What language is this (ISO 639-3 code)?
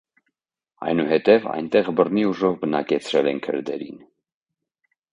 hye